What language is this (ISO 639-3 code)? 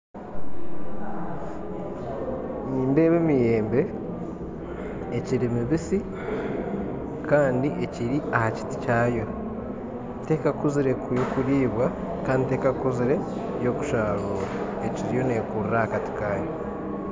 nyn